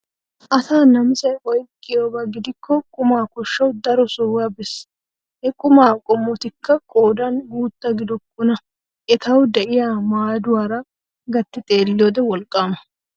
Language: Wolaytta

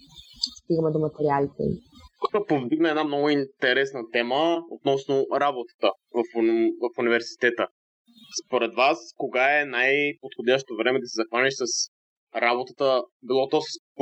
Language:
Bulgarian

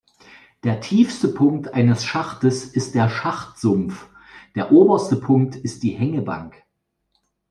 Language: German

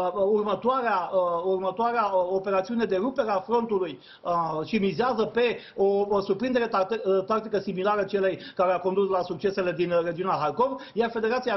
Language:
Romanian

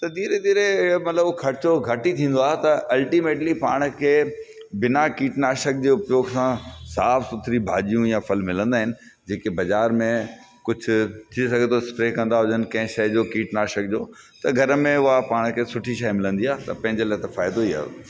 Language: Sindhi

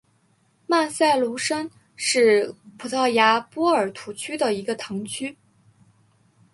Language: Chinese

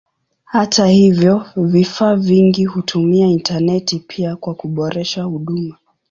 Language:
Swahili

